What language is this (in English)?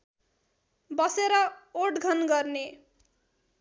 Nepali